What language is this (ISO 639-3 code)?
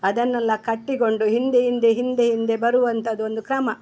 kan